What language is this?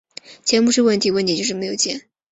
Chinese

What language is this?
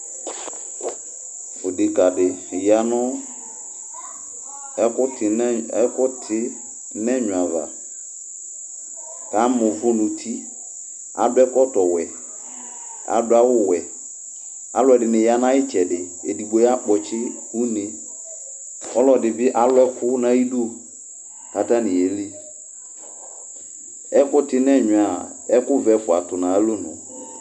Ikposo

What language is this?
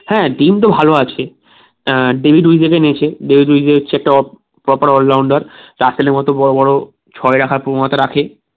Bangla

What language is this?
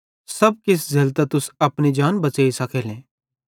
Bhadrawahi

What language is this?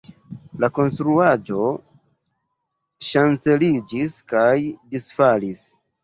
Esperanto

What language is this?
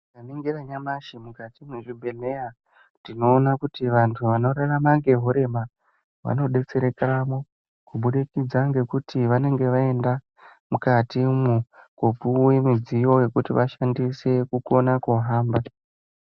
Ndau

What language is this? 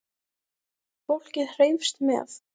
Icelandic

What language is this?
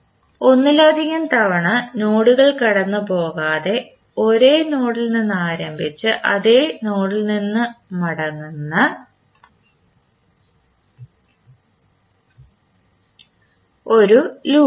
Malayalam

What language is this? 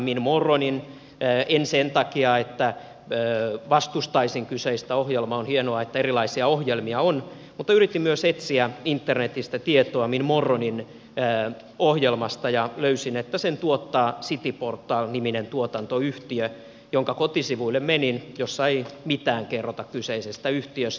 Finnish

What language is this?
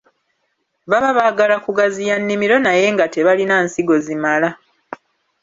Ganda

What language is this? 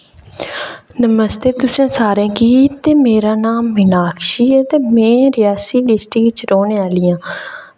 Dogri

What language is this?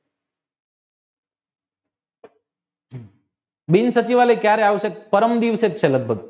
Gujarati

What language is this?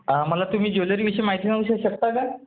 Marathi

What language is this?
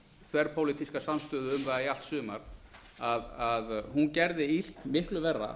Icelandic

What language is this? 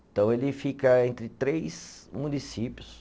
Portuguese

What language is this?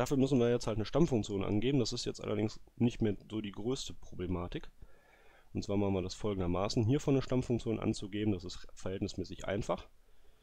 German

